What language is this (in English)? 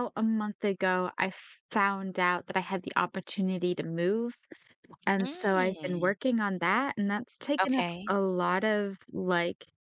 English